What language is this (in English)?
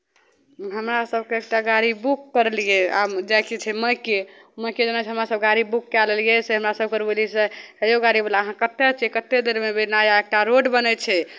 Maithili